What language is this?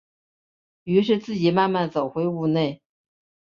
Chinese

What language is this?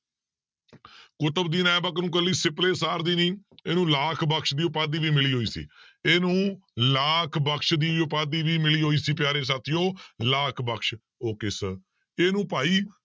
Punjabi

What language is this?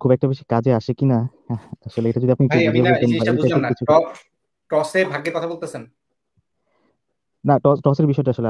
Bangla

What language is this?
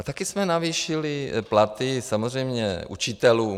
Czech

